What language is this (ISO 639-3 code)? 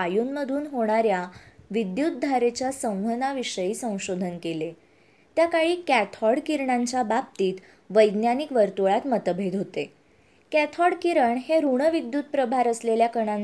mar